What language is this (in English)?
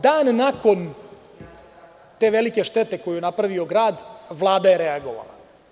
Serbian